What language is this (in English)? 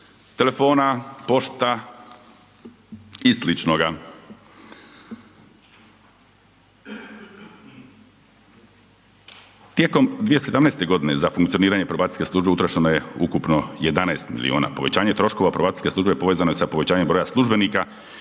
Croatian